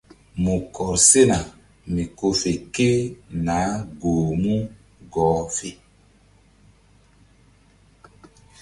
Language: Mbum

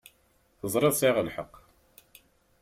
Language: Kabyle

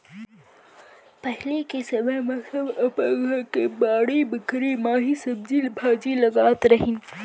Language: Chhattisgarhi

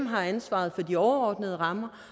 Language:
Danish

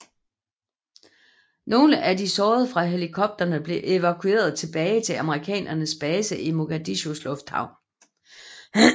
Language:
Danish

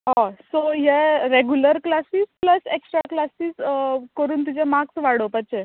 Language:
Konkani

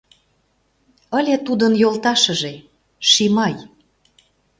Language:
Mari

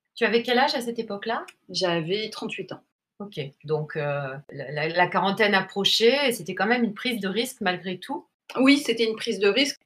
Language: French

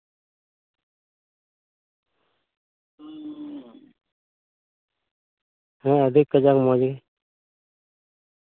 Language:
Santali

